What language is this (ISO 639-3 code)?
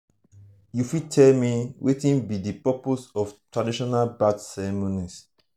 pcm